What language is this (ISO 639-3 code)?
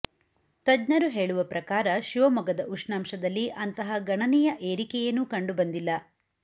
kan